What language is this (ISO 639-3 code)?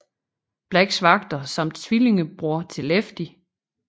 dan